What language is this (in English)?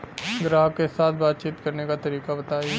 Bhojpuri